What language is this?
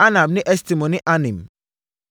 Akan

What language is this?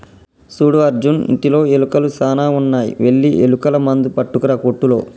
Telugu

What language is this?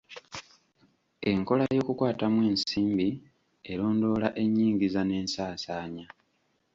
Ganda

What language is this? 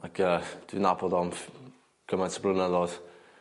Welsh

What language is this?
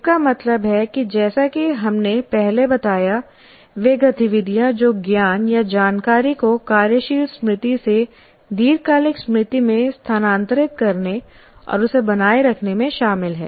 Hindi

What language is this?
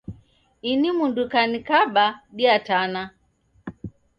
Taita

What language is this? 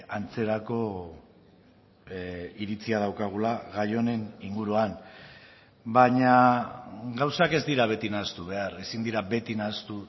Basque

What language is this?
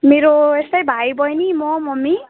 Nepali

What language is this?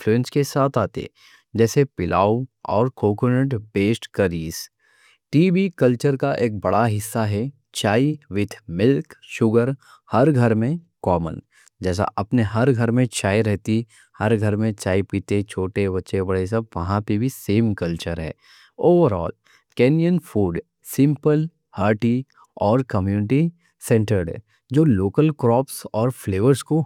Deccan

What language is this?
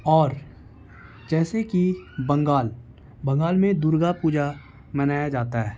Urdu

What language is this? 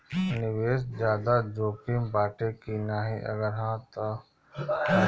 Bhojpuri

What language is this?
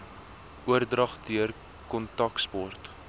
Afrikaans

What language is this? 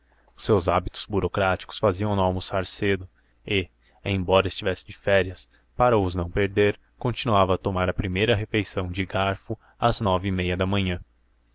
Portuguese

